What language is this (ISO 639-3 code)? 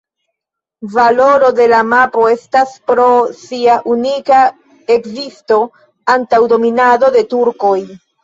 epo